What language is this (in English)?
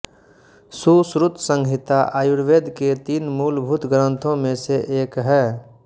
Hindi